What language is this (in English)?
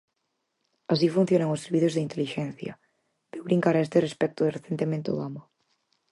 Galician